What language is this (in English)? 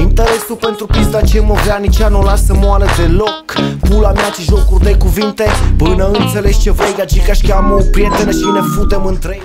Romanian